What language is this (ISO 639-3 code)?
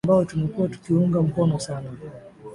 swa